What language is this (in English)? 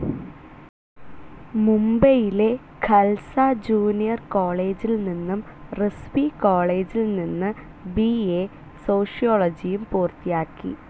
Malayalam